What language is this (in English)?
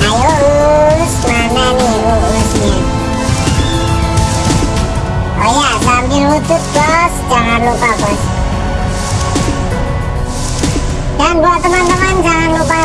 Indonesian